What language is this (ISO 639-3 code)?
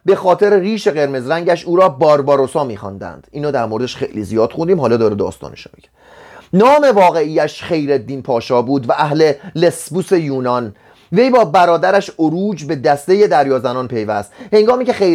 fas